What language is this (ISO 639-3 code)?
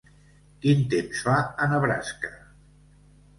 cat